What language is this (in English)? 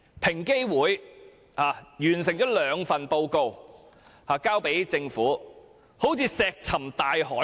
Cantonese